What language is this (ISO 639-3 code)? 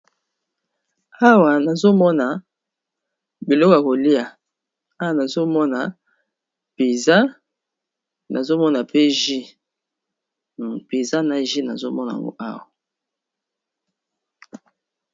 lin